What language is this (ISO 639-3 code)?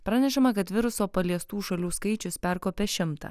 lit